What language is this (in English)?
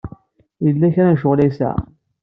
Kabyle